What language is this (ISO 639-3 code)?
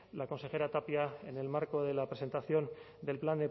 spa